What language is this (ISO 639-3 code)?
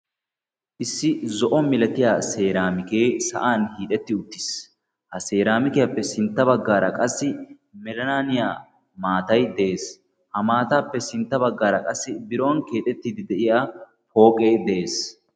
wal